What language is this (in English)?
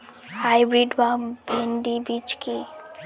Bangla